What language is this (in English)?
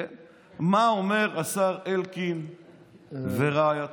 Hebrew